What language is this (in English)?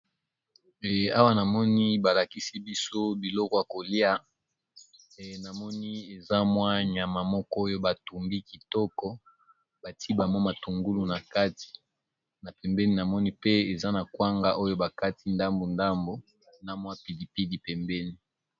Lingala